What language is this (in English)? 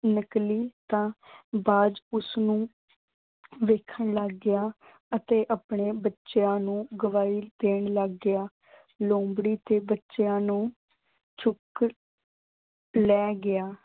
Punjabi